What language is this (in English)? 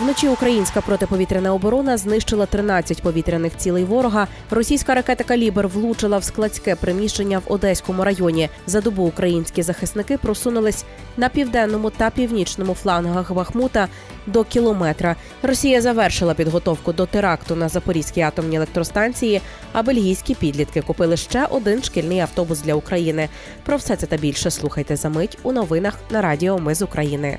Ukrainian